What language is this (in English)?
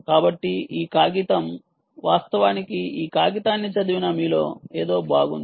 Telugu